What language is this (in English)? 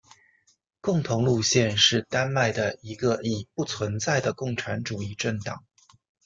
Chinese